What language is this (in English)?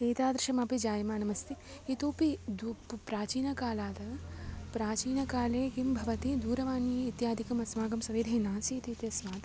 Sanskrit